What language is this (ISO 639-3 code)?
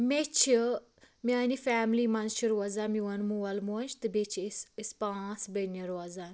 kas